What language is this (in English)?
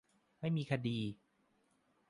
Thai